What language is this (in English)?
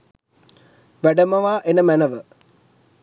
Sinhala